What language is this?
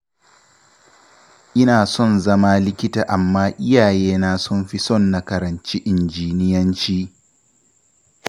Hausa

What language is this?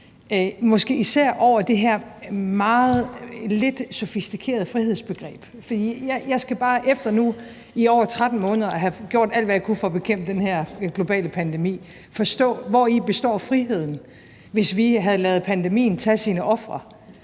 Danish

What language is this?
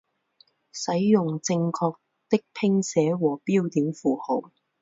Chinese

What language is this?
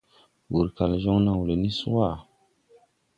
Tupuri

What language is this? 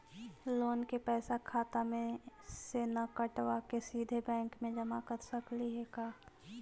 Magahi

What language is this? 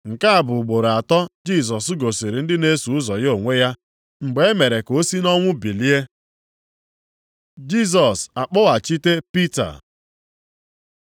Igbo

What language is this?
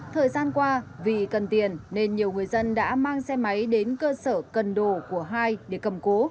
Vietnamese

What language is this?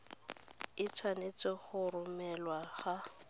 Tswana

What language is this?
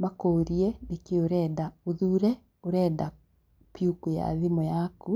Kikuyu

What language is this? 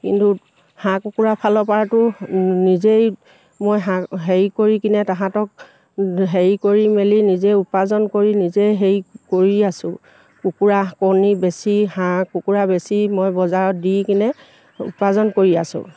Assamese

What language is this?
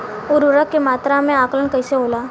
Bhojpuri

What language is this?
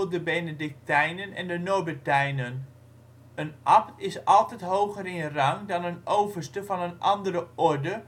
Dutch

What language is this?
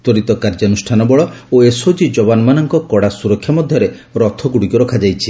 Odia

